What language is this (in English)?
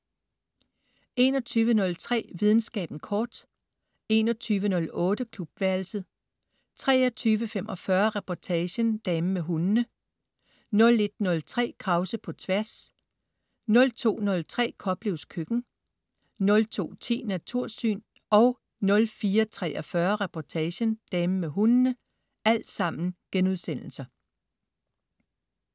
Danish